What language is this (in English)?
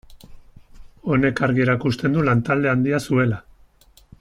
Basque